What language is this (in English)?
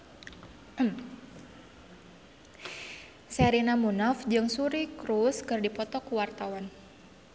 Sundanese